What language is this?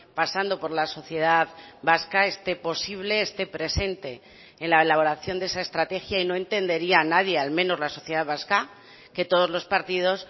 Spanish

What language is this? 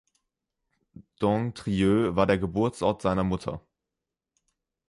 German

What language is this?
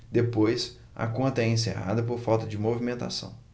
Portuguese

